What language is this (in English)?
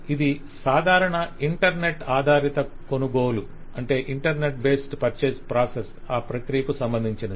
Telugu